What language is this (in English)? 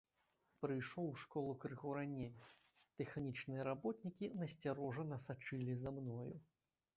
Belarusian